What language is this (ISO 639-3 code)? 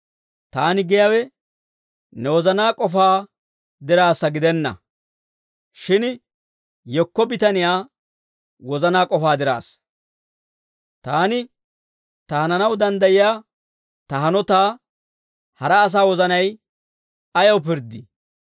dwr